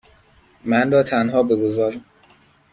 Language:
Persian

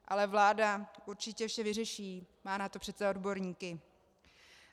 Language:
Czech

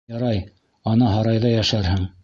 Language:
Bashkir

